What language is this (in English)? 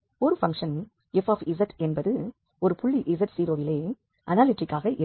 Tamil